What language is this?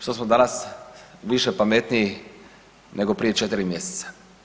Croatian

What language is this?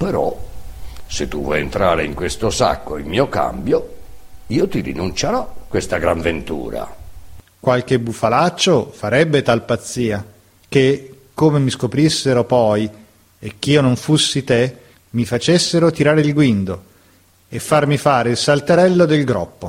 Italian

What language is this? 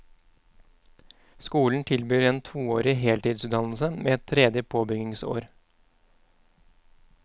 Norwegian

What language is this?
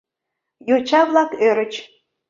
Mari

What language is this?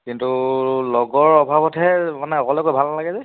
Assamese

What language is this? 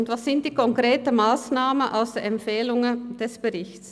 Swiss German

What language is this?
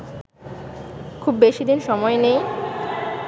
Bangla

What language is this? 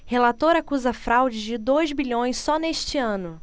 Portuguese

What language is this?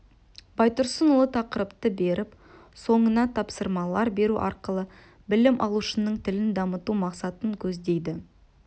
Kazakh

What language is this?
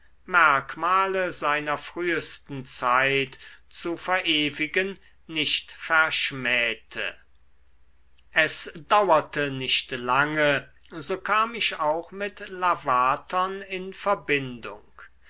German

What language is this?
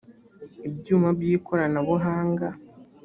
Kinyarwanda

